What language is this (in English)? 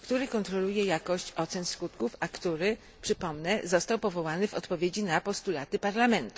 Polish